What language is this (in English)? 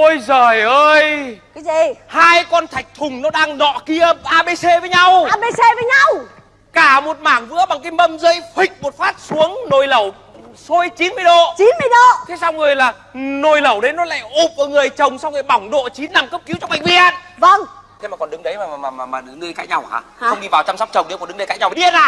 Vietnamese